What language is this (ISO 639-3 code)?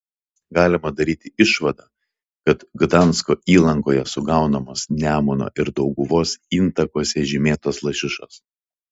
lit